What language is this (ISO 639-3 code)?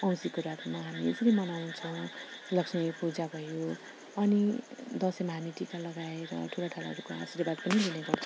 nep